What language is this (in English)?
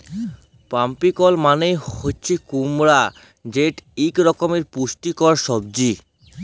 Bangla